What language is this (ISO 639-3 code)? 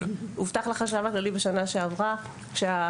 heb